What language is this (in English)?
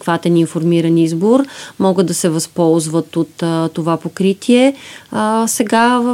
Bulgarian